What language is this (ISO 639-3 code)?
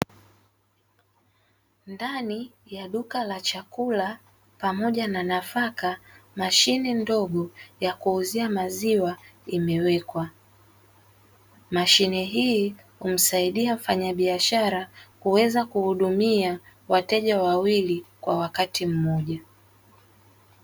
swa